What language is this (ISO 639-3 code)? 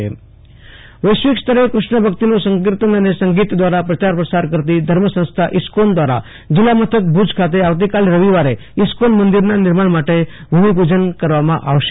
guj